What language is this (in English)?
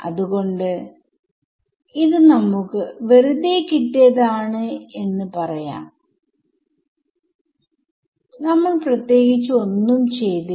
Malayalam